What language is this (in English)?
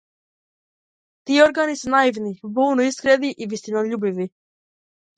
Macedonian